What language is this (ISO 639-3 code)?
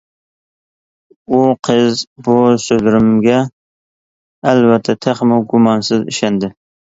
uig